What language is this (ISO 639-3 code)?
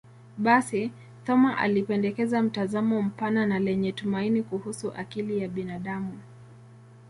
swa